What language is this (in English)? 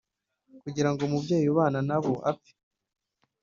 Kinyarwanda